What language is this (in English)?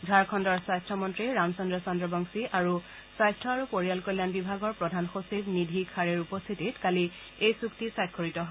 Assamese